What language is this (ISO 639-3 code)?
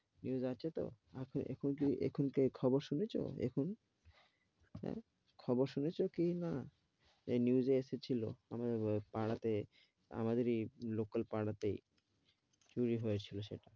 ben